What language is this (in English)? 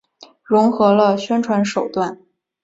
Chinese